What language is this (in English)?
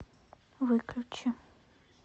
Russian